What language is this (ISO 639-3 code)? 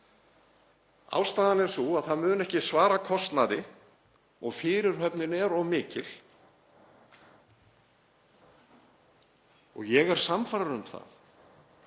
isl